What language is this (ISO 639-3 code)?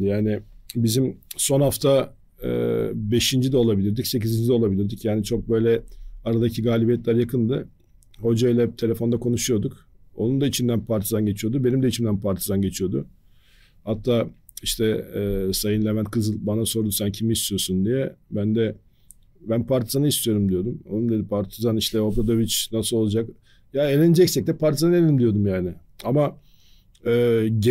tur